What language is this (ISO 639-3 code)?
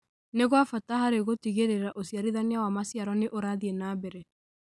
kik